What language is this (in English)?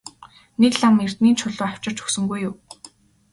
Mongolian